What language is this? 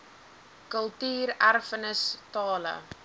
Afrikaans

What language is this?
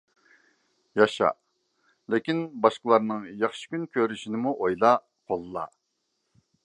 Uyghur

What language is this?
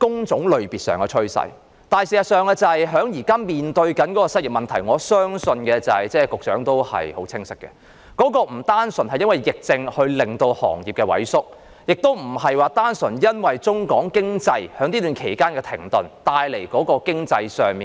Cantonese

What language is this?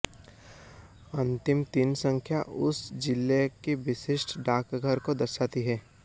Hindi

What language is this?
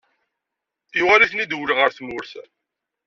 Kabyle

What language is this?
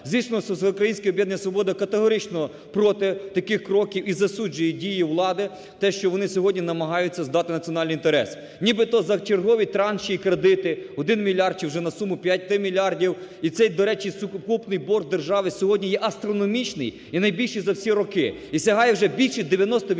Ukrainian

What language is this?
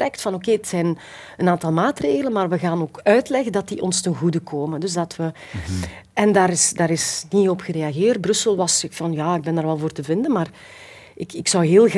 Dutch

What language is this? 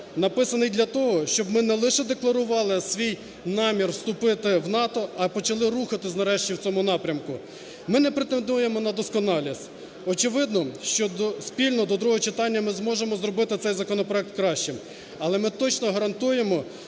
Ukrainian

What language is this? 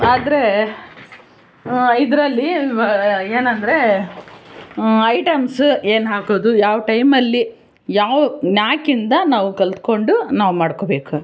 Kannada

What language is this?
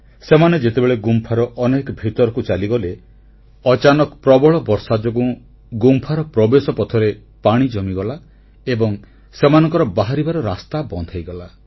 Odia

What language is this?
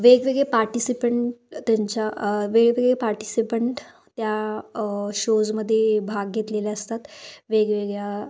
Marathi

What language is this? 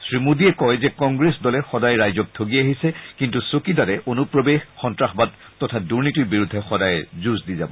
Assamese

